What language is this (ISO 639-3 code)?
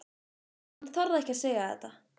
isl